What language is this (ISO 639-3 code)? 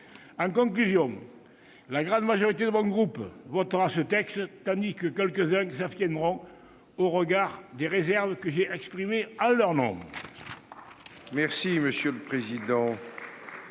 fra